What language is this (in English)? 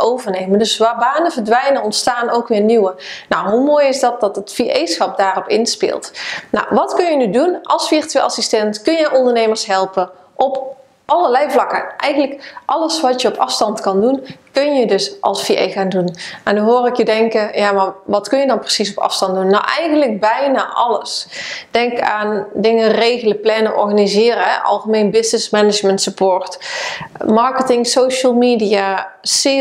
Dutch